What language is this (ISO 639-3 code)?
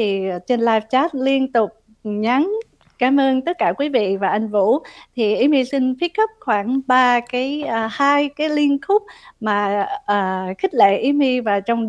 vie